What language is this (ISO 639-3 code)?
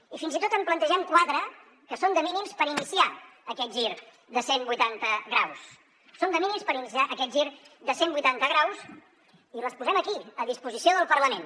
cat